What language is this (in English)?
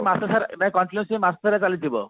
Odia